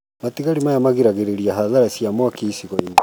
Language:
Kikuyu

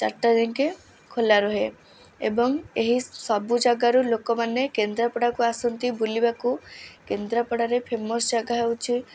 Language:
Odia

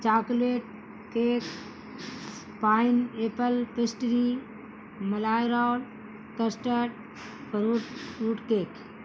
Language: Urdu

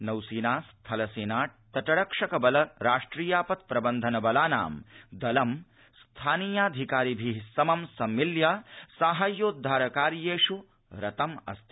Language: Sanskrit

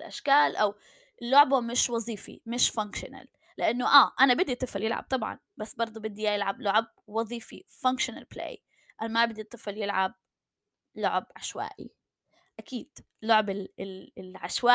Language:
Arabic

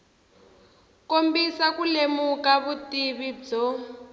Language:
Tsonga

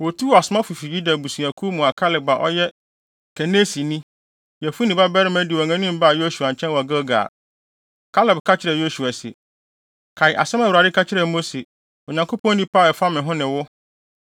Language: Akan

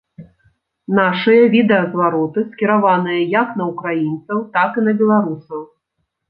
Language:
Belarusian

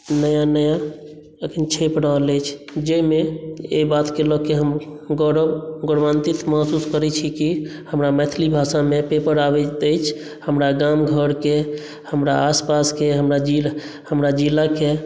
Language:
Maithili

